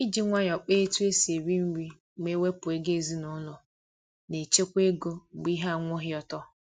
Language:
Igbo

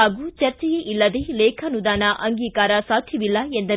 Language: Kannada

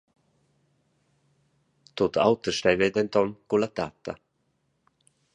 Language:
Romansh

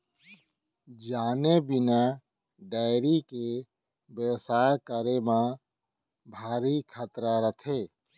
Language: Chhattisgarhi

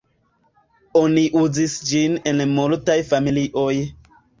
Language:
Esperanto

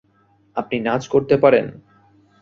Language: Bangla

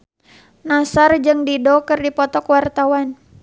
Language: Sundanese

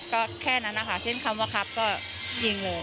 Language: Thai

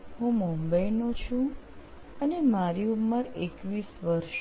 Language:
Gujarati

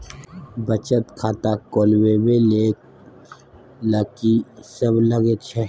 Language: Maithili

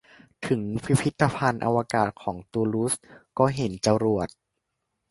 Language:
Thai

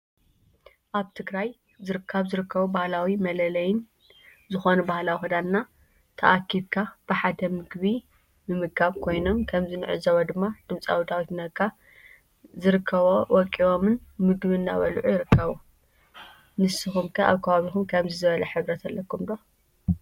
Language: Tigrinya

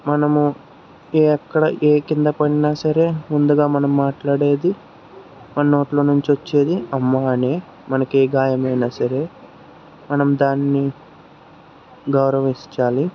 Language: Telugu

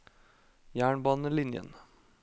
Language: Norwegian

